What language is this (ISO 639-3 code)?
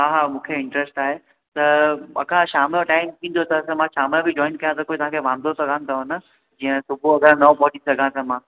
snd